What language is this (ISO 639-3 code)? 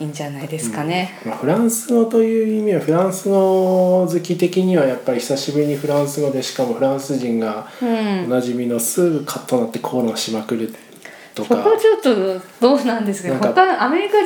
jpn